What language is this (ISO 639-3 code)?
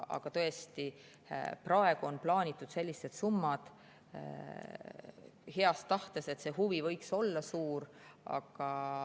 est